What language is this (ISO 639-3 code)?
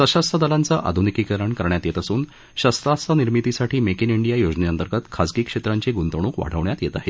mar